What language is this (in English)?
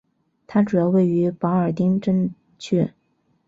Chinese